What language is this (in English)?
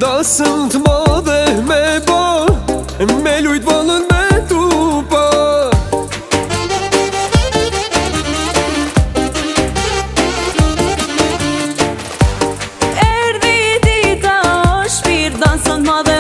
Romanian